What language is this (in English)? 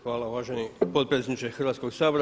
Croatian